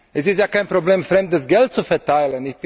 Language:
German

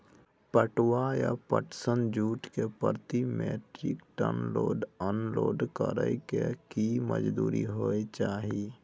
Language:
Maithili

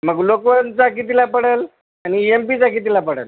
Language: Marathi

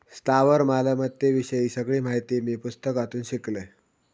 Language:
Marathi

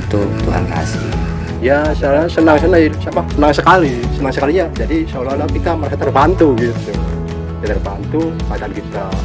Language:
Indonesian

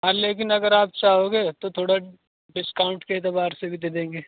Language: Urdu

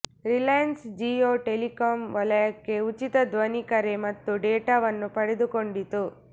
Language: Kannada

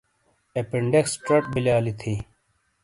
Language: Shina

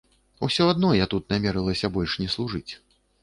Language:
Belarusian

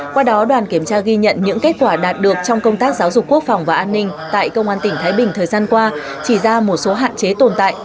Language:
Vietnamese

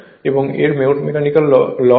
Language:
Bangla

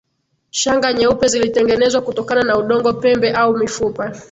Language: Swahili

